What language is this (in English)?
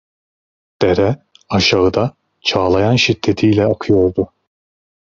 Turkish